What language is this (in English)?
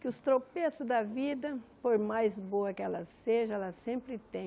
Portuguese